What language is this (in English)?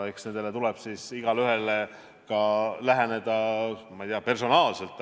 Estonian